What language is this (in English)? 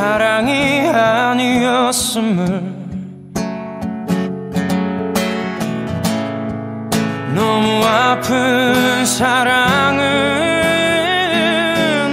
Korean